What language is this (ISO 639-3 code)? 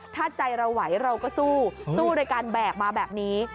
tha